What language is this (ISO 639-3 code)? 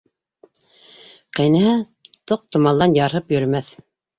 bak